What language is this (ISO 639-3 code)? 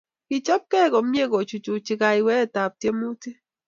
kln